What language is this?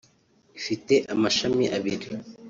Kinyarwanda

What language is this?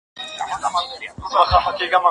Pashto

